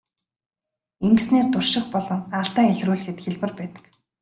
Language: Mongolian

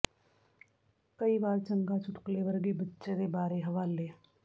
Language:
Punjabi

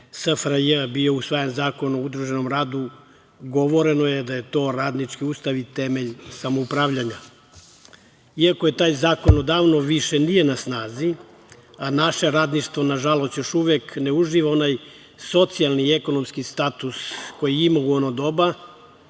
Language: Serbian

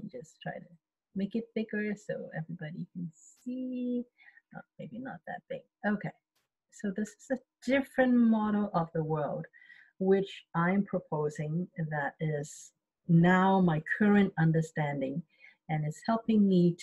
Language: English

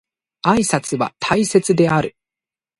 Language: Japanese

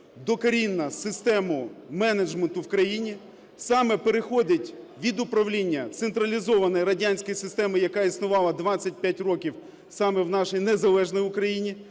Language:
Ukrainian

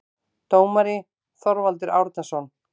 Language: Icelandic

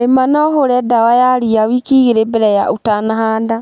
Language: Kikuyu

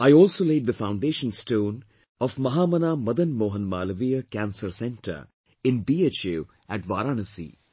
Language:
English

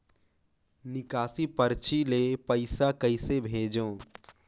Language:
Chhattisgarhi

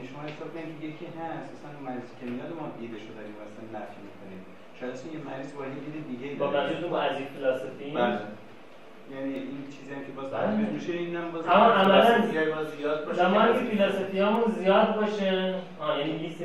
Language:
Persian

